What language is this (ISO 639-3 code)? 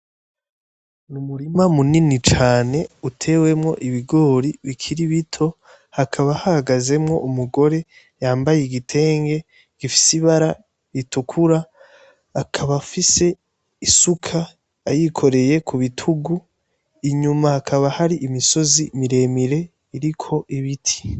run